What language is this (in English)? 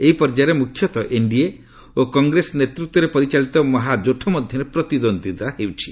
Odia